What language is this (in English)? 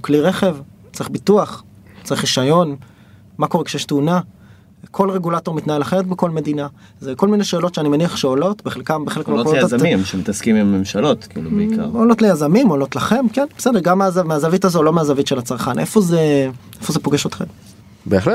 Hebrew